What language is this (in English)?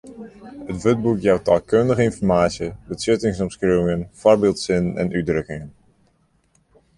Western Frisian